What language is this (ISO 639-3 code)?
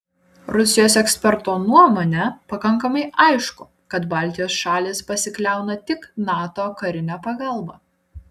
lit